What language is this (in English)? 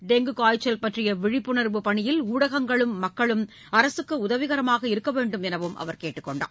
Tamil